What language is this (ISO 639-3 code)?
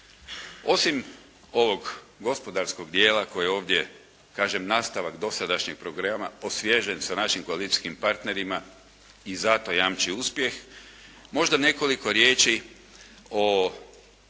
hrv